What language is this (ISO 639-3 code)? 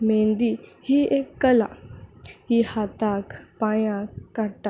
kok